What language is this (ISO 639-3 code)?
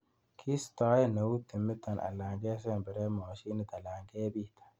kln